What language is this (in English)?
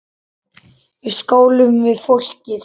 Icelandic